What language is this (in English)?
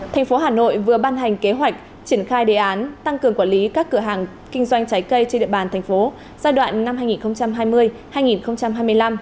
Vietnamese